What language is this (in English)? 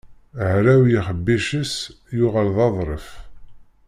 Kabyle